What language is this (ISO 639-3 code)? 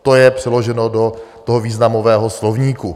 ces